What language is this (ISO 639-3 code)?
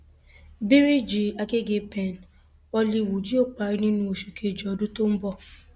yor